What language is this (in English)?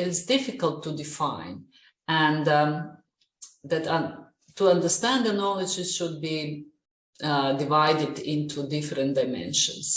English